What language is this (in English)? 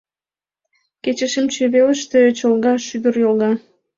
Mari